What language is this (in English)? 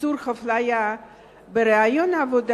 Hebrew